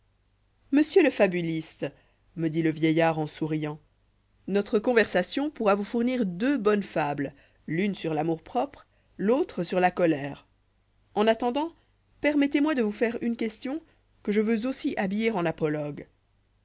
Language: French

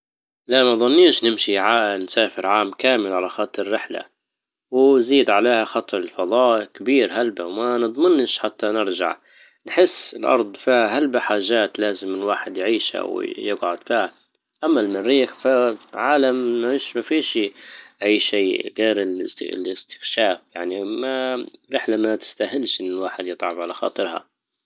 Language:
Libyan Arabic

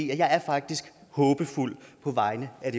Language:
Danish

